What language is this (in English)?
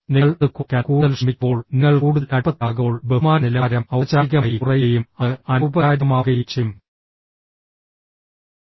Malayalam